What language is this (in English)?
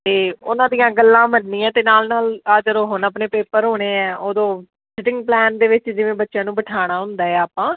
Punjabi